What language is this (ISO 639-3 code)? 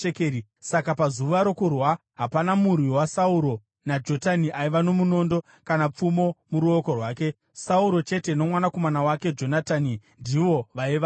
sna